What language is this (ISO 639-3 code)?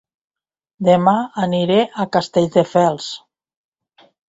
cat